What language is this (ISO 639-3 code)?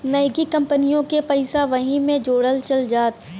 bho